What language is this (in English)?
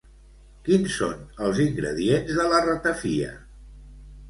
Catalan